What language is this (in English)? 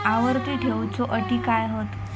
Marathi